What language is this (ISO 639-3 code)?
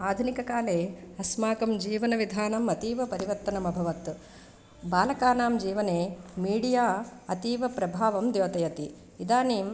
san